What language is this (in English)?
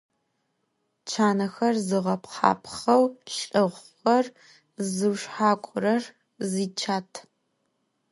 Adyghe